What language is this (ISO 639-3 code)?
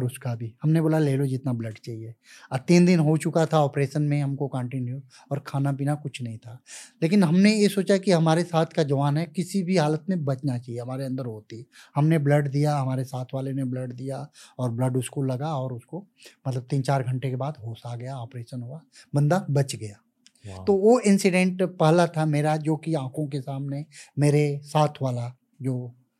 hin